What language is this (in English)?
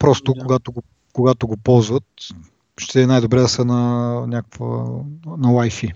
Bulgarian